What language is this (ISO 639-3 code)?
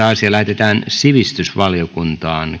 fin